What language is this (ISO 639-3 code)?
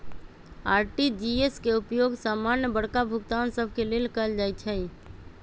mag